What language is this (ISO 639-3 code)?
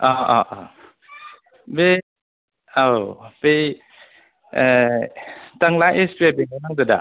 brx